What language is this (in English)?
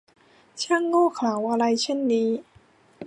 Thai